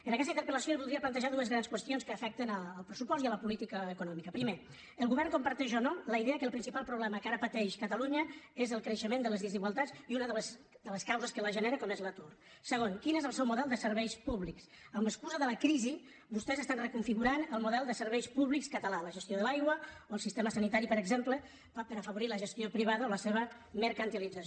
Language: Catalan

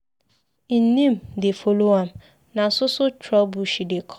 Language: Nigerian Pidgin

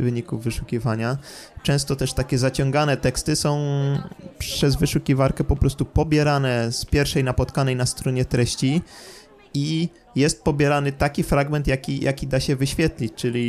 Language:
Polish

